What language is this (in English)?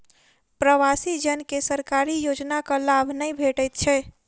Maithili